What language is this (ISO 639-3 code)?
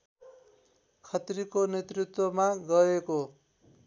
nep